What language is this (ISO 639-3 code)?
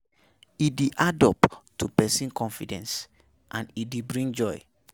pcm